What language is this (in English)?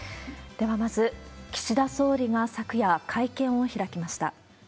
Japanese